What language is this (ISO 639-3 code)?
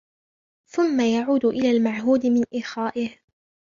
ara